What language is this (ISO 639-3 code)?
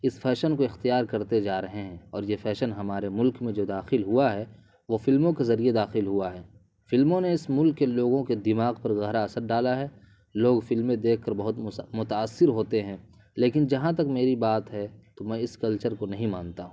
urd